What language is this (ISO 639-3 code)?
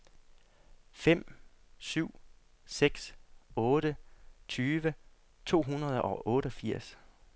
dan